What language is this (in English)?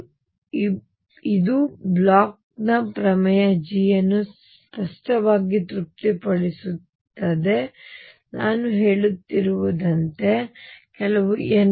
Kannada